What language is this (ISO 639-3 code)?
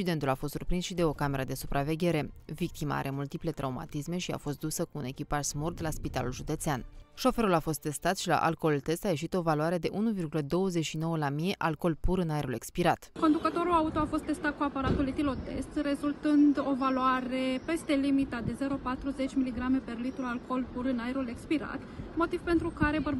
ron